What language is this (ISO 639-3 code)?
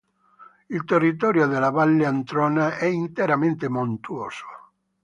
ita